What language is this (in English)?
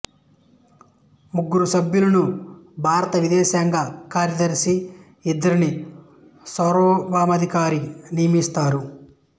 Telugu